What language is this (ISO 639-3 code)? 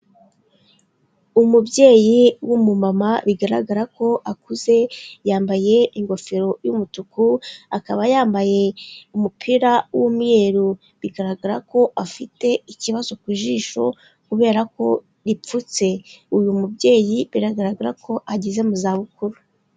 kin